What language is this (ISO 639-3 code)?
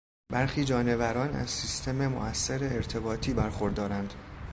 fas